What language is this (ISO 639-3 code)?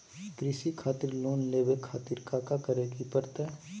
mag